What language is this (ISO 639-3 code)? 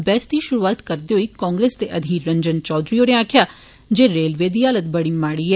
doi